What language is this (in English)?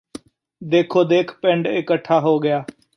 Punjabi